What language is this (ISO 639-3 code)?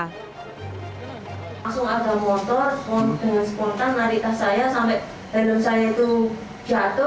ind